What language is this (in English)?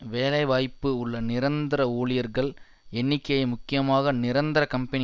Tamil